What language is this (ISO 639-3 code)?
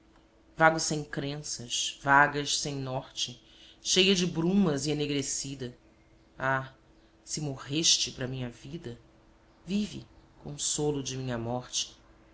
por